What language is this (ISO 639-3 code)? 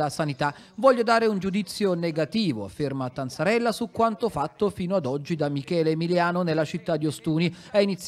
ita